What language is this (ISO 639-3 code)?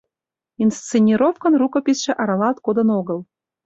chm